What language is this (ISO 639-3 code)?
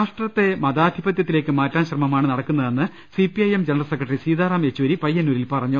mal